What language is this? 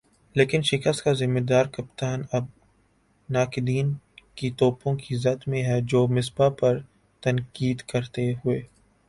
Urdu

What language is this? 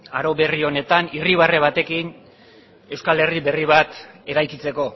Basque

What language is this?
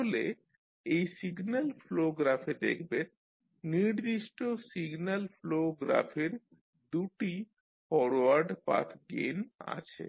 Bangla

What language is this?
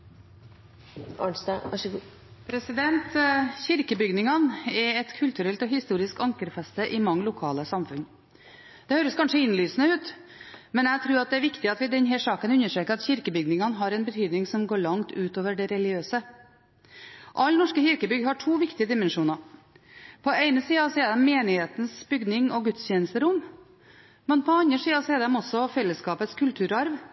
Norwegian Bokmål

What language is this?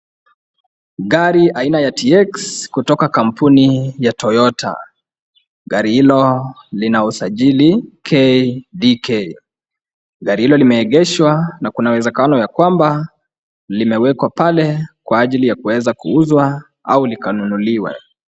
Swahili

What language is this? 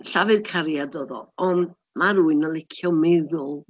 Welsh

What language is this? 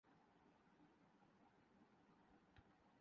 Urdu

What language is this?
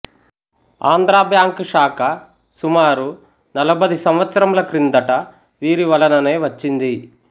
Telugu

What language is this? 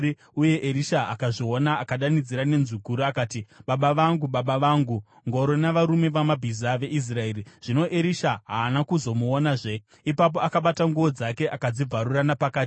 Shona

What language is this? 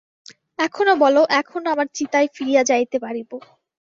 Bangla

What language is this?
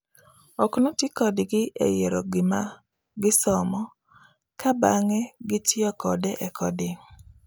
Luo (Kenya and Tanzania)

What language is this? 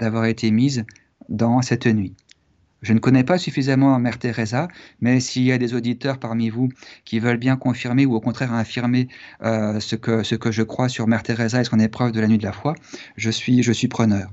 French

